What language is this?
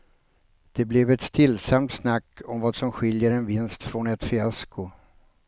Swedish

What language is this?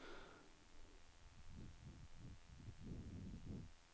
Norwegian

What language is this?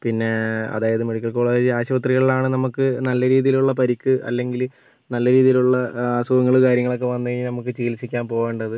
Malayalam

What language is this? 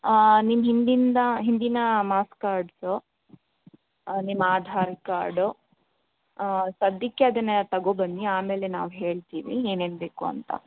Kannada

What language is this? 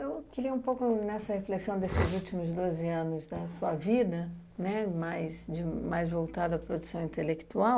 Portuguese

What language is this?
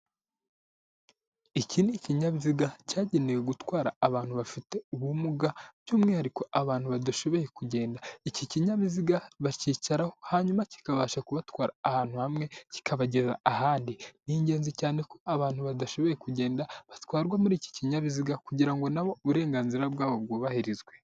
Kinyarwanda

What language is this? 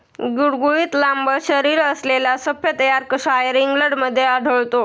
Marathi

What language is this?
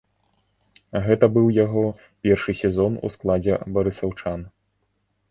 Belarusian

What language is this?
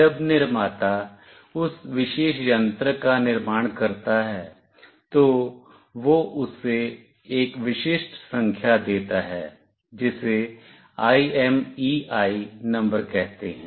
Hindi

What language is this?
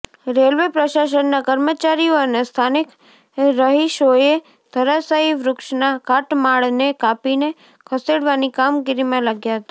Gujarati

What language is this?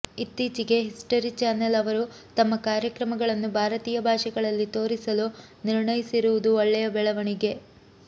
Kannada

